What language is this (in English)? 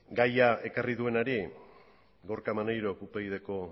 Basque